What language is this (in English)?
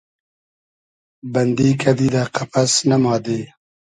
Hazaragi